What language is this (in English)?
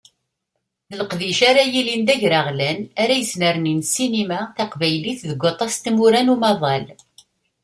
Kabyle